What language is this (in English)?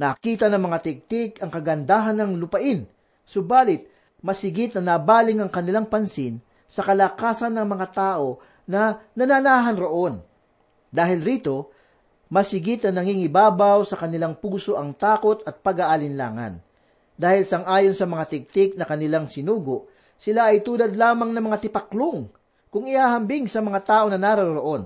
Filipino